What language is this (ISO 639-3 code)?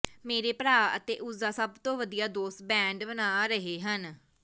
pan